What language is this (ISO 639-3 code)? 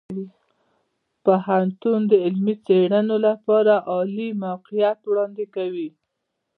pus